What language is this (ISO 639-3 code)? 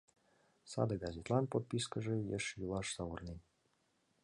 chm